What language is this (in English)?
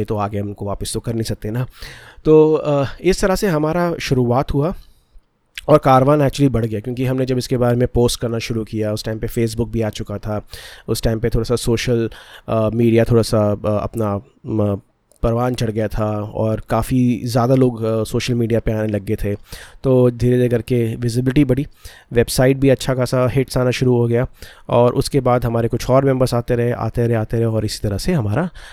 Hindi